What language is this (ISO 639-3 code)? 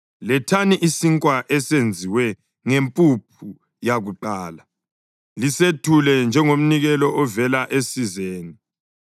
nde